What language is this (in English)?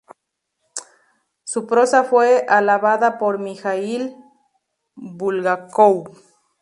Spanish